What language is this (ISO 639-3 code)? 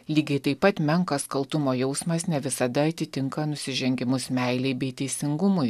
lit